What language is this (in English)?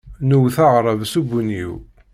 Kabyle